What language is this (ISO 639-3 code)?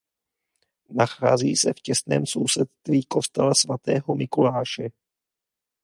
ces